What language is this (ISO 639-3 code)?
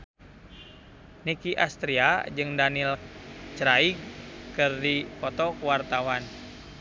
sun